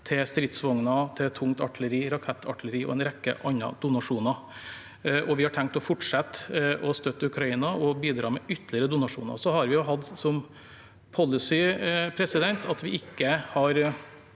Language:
Norwegian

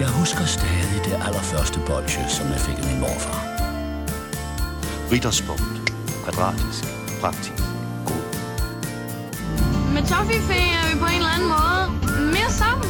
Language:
Danish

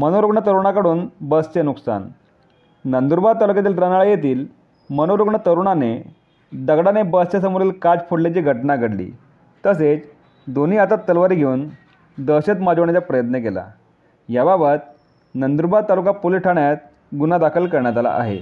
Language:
Marathi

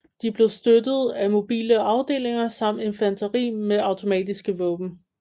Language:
Danish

